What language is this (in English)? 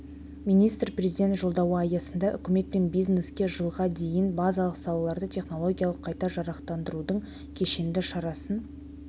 Kazakh